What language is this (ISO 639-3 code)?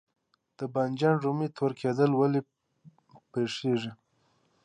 pus